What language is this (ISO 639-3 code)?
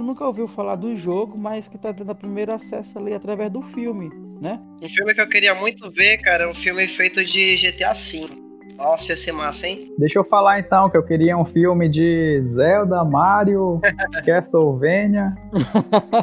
por